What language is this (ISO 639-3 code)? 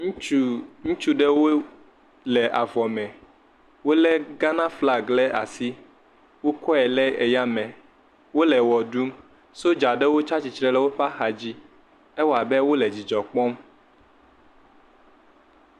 ewe